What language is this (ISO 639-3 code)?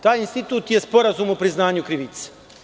srp